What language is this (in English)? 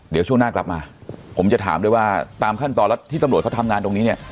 Thai